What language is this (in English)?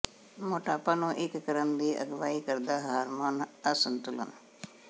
Punjabi